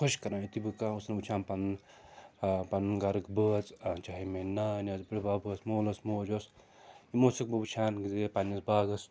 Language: Kashmiri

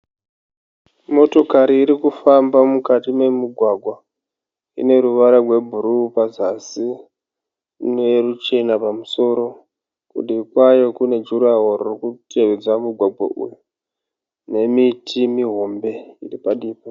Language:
Shona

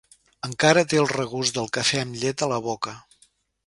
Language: Catalan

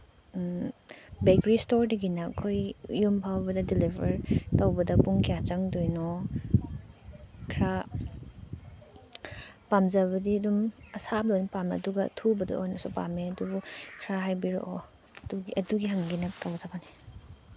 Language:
Manipuri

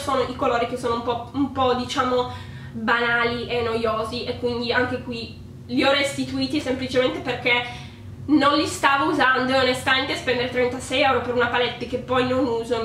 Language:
Italian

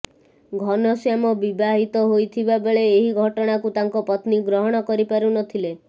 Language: Odia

